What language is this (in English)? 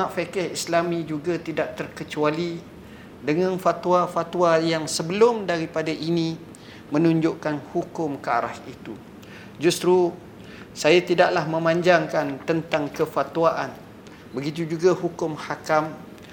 Malay